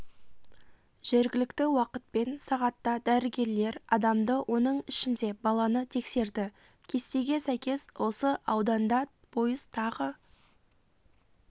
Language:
Kazakh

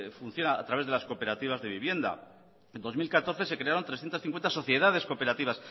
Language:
Spanish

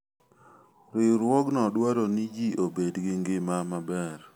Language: Luo (Kenya and Tanzania)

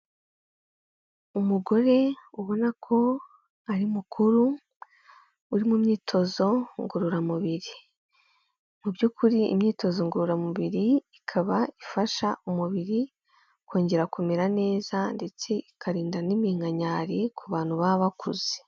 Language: Kinyarwanda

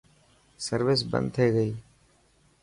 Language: Dhatki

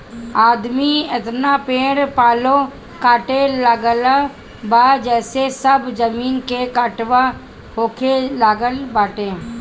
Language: Bhojpuri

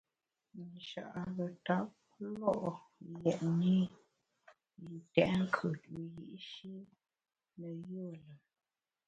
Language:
Bamun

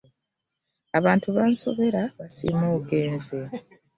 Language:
Ganda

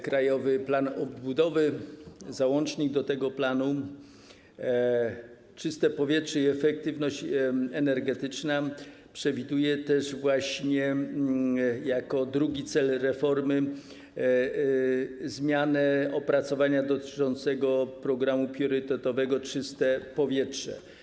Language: Polish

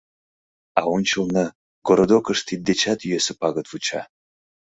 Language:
Mari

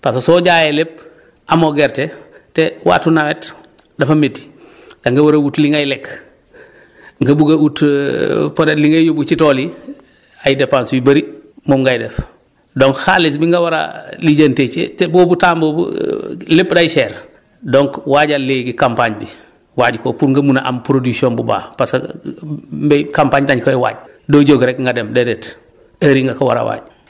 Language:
Wolof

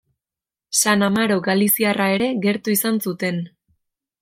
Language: Basque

